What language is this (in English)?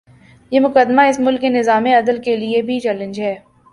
Urdu